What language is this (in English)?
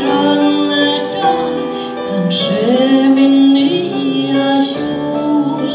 Romanian